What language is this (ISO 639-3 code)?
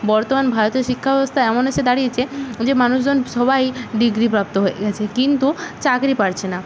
ben